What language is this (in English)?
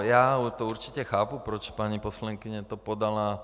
Czech